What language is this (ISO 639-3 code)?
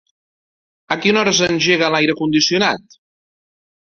cat